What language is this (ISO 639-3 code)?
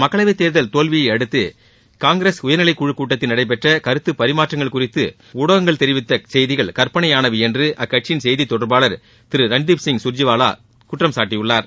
tam